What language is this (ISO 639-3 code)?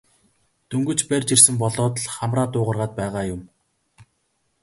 mon